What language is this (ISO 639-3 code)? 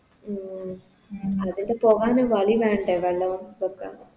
mal